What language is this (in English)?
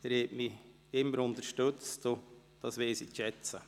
Swiss German